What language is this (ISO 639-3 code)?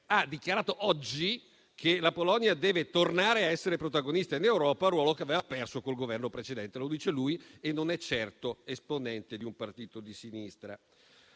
ita